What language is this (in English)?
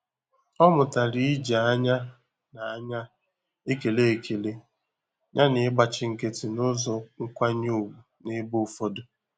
Igbo